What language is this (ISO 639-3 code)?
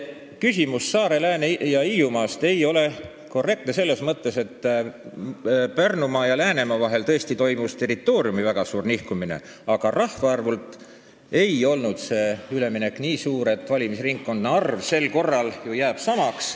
est